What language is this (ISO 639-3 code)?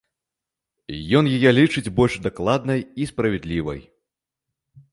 bel